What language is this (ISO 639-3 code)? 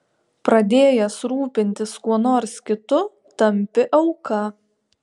lit